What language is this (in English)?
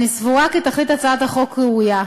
Hebrew